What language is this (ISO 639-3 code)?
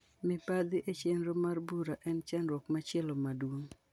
luo